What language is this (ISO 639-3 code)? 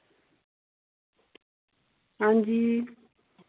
doi